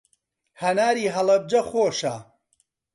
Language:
Central Kurdish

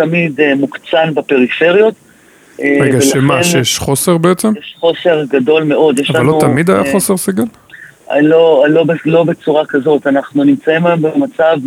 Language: Hebrew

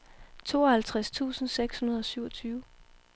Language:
Danish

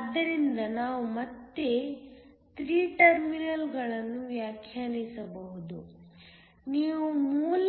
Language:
Kannada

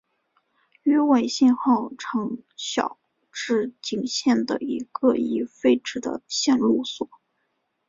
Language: Chinese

